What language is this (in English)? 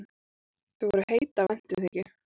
Icelandic